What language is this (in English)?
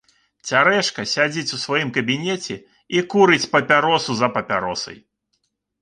Belarusian